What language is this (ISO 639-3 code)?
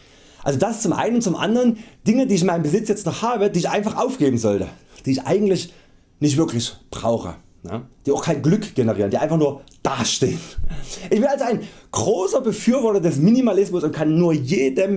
deu